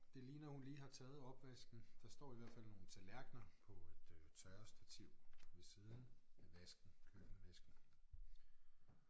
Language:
Danish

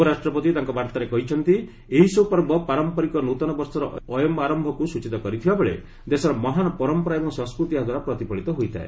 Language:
Odia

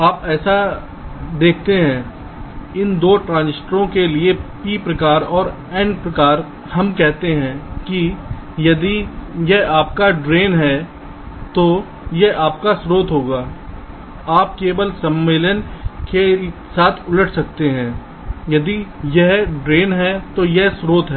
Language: Hindi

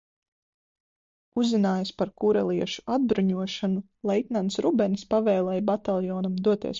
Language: Latvian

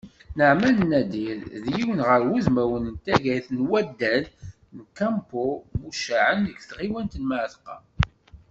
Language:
Kabyle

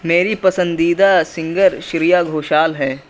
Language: Urdu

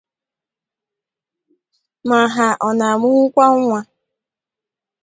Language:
Igbo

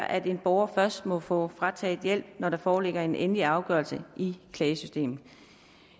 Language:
Danish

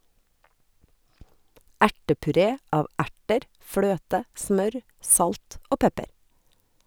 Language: Norwegian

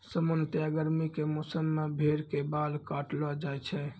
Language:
Maithili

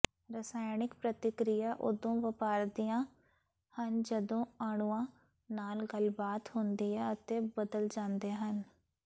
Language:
Punjabi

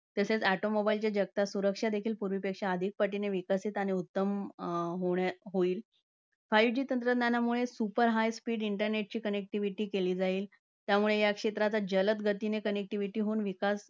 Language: Marathi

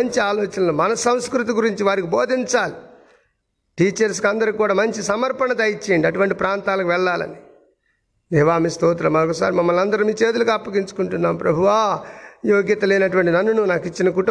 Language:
Telugu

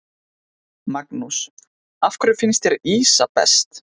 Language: Icelandic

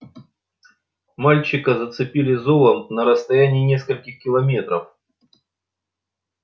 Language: Russian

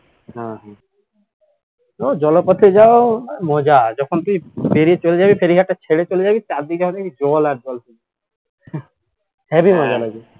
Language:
Bangla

